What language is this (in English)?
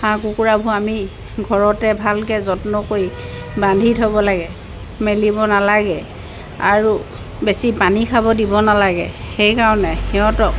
Assamese